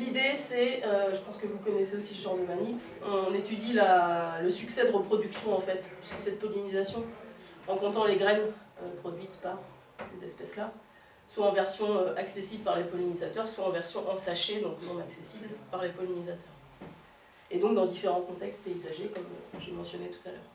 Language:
French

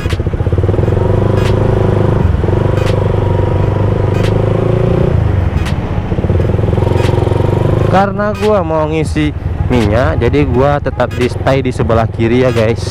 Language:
Indonesian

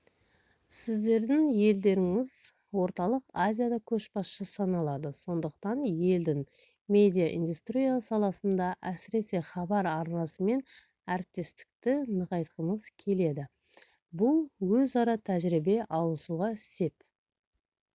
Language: Kazakh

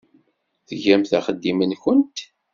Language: Kabyle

